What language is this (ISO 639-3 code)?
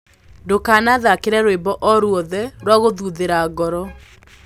kik